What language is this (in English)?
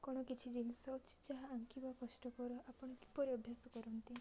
Odia